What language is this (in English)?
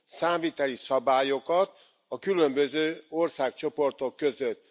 Hungarian